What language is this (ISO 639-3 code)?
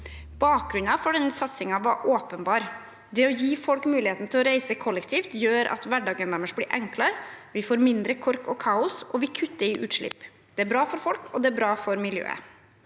nor